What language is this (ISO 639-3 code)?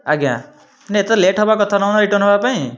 ori